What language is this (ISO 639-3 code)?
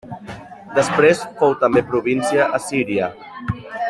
cat